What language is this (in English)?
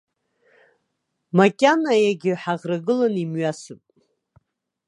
Abkhazian